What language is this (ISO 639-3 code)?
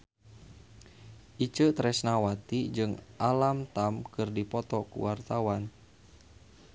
sun